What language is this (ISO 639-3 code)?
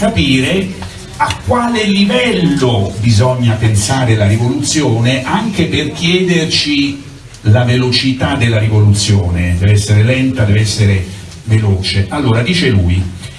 ita